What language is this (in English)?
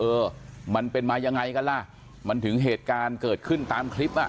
Thai